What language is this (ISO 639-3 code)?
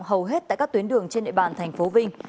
vie